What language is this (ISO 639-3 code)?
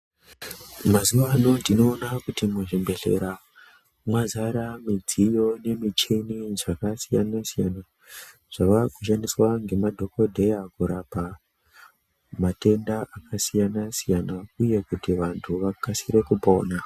ndc